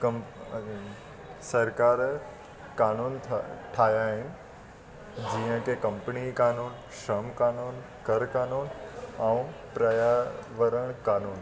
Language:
Sindhi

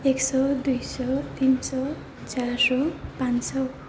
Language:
Nepali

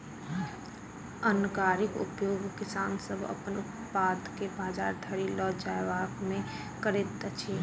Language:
Maithili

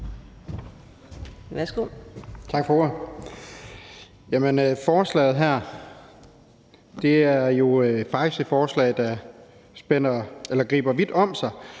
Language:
Danish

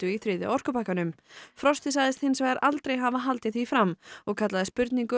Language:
Icelandic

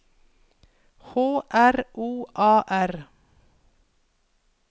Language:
Norwegian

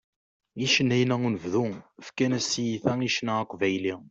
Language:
Kabyle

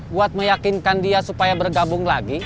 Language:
Indonesian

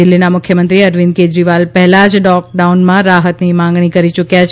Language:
Gujarati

